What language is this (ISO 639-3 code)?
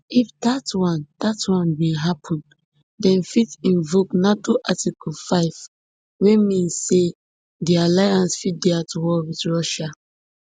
pcm